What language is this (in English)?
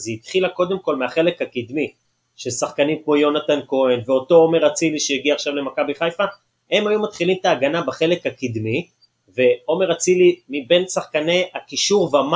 Hebrew